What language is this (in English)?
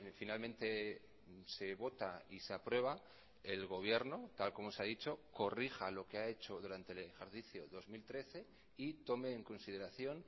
Spanish